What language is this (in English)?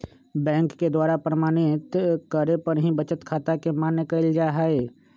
Magahi